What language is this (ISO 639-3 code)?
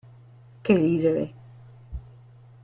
ita